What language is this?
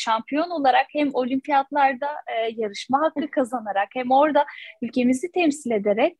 Turkish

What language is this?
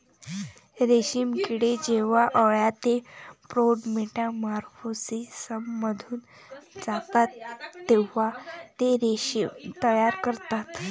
Marathi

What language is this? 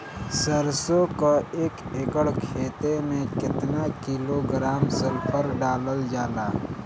Bhojpuri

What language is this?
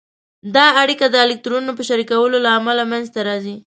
Pashto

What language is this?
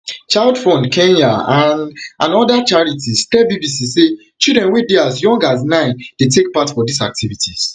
Nigerian Pidgin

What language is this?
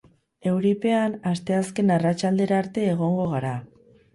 Basque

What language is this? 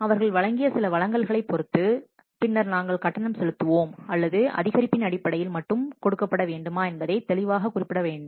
Tamil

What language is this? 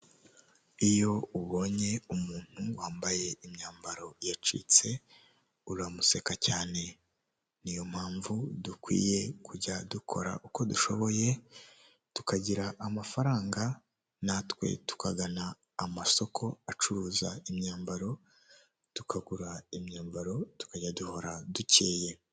Kinyarwanda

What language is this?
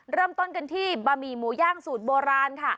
Thai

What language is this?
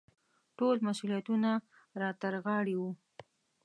Pashto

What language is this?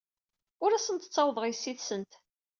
Kabyle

